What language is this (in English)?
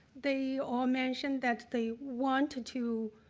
English